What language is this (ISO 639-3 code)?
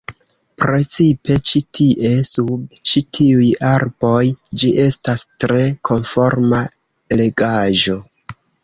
epo